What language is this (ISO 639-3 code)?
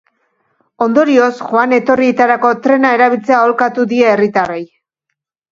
eus